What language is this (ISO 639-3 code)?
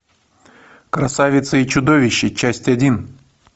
rus